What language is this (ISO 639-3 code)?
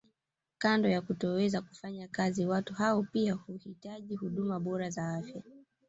swa